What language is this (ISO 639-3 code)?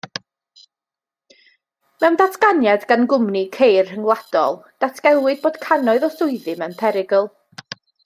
cym